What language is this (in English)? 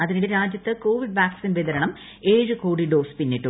Malayalam